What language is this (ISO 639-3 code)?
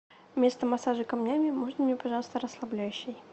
rus